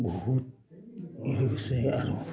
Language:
Assamese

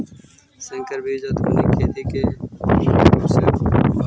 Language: Magahi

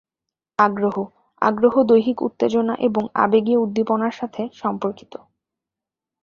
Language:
Bangla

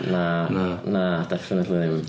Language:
Welsh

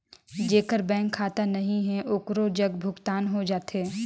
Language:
Chhattisgarhi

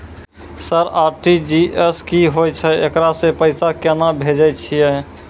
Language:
Maithili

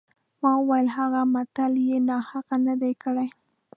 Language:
Pashto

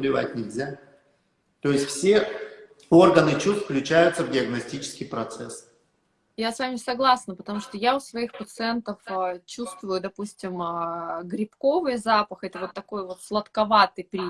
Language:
Russian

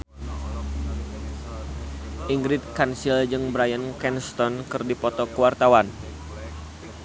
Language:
Sundanese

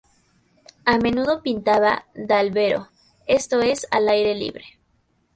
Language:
Spanish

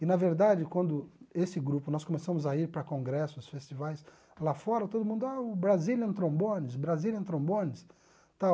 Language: Portuguese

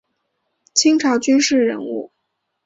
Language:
Chinese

